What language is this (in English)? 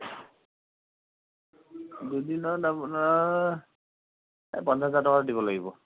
Assamese